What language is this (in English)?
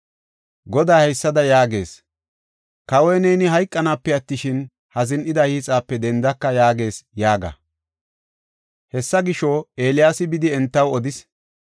Gofa